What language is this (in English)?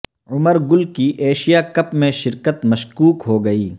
Urdu